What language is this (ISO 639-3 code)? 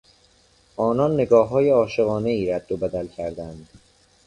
fas